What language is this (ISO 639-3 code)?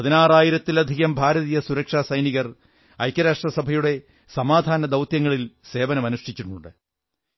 mal